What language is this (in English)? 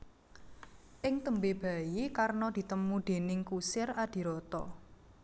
Javanese